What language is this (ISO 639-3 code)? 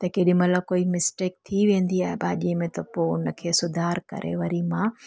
snd